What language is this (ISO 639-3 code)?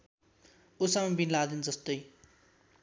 nep